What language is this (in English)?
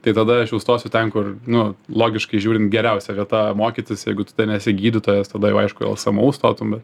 Lithuanian